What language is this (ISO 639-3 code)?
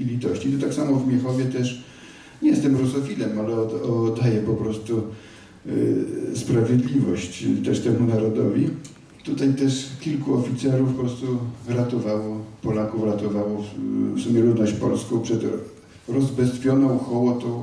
pol